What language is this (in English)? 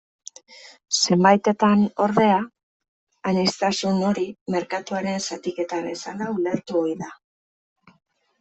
Basque